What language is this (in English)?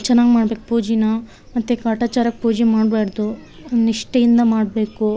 Kannada